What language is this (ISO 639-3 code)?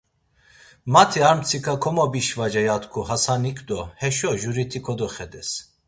lzz